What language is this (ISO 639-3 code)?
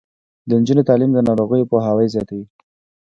pus